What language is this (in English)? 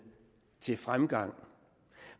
Danish